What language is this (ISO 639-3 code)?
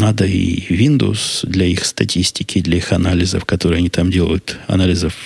rus